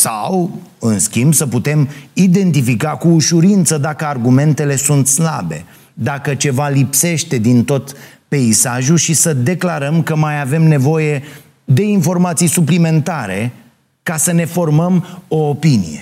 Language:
Romanian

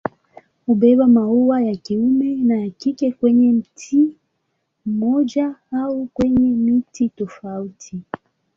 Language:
Swahili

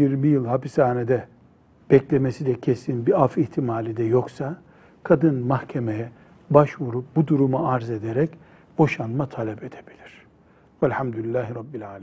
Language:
Turkish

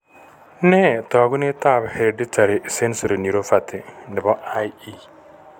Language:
Kalenjin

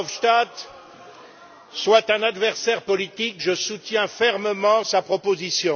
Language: French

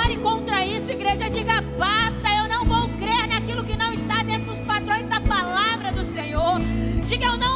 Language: Portuguese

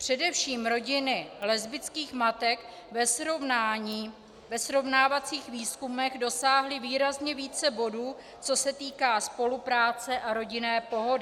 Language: Czech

